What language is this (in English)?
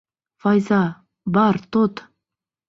Bashkir